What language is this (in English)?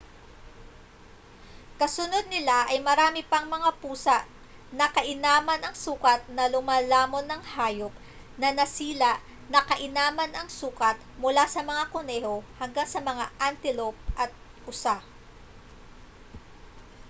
Filipino